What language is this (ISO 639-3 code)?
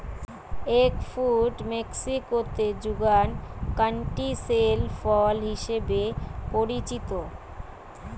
ben